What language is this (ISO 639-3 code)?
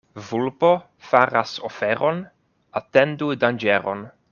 epo